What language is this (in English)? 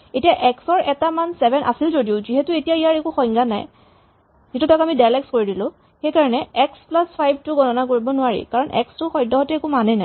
Assamese